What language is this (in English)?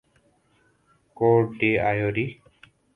Urdu